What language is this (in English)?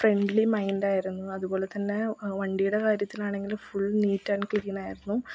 Malayalam